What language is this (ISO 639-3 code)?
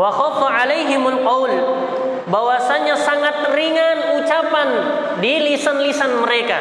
ind